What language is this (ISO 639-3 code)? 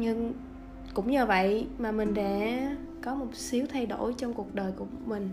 vie